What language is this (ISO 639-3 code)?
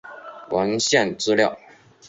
zho